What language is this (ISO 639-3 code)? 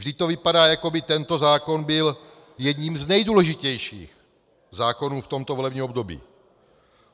ces